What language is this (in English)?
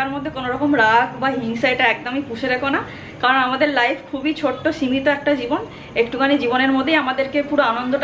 English